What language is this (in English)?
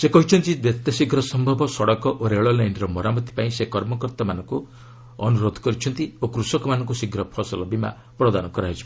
Odia